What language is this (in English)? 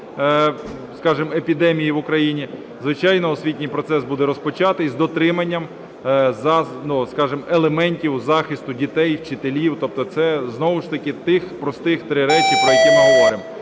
Ukrainian